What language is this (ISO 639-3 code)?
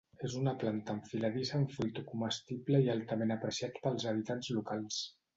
cat